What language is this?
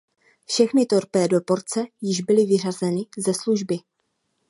Czech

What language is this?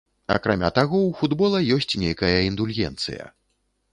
Belarusian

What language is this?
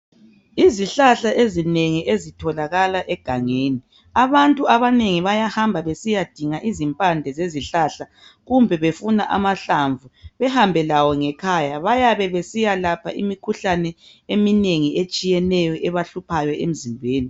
North Ndebele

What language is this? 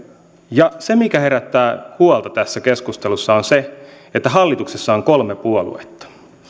Finnish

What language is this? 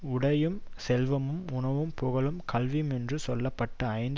Tamil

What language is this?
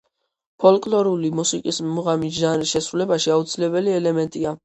Georgian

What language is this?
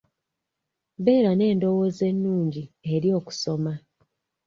Ganda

